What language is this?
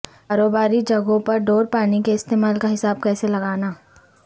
Urdu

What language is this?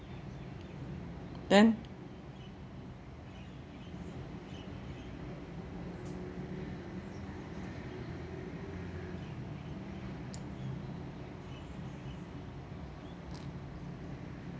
English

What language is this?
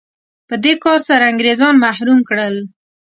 Pashto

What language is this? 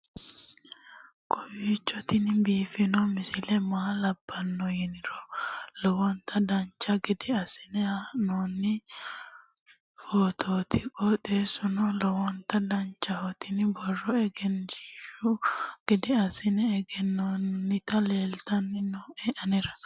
Sidamo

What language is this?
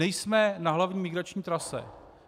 Czech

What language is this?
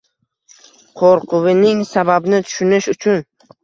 Uzbek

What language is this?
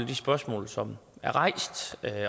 Danish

